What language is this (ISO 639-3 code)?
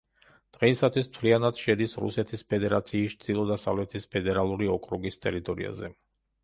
kat